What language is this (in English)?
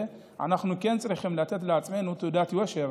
Hebrew